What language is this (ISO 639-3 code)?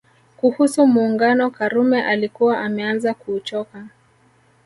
swa